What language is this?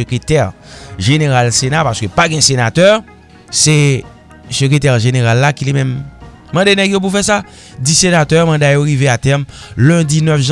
French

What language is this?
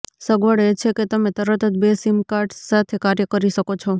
Gujarati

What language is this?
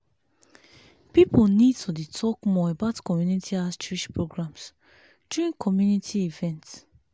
Nigerian Pidgin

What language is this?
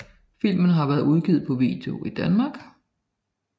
Danish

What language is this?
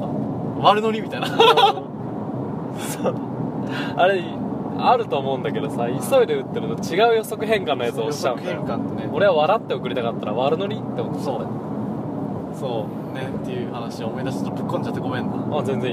Japanese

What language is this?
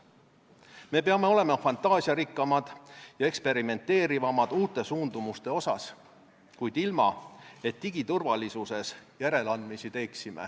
Estonian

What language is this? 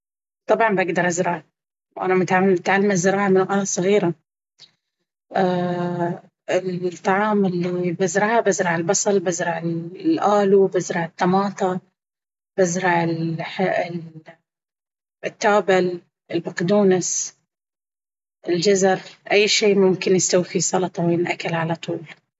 Baharna Arabic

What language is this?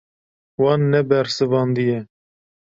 Kurdish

